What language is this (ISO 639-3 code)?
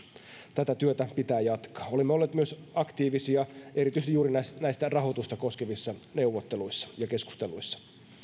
fin